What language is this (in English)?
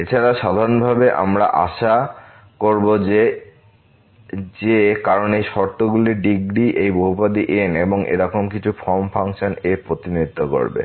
Bangla